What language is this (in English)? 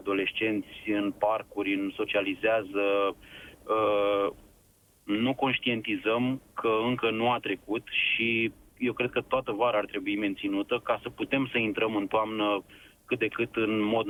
Romanian